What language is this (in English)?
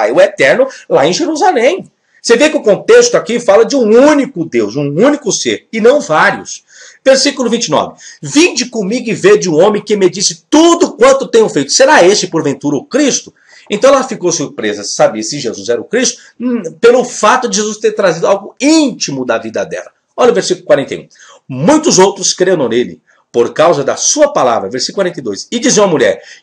Portuguese